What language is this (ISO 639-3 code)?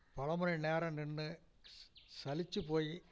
tam